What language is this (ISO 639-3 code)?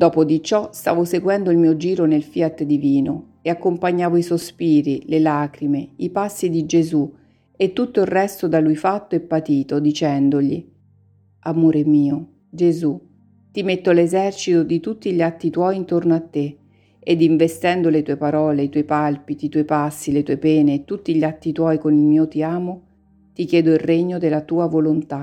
ita